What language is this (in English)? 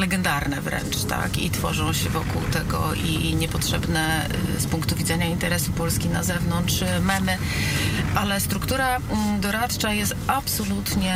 Polish